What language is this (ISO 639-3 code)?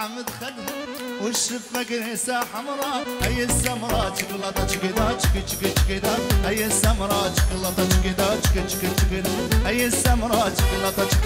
ara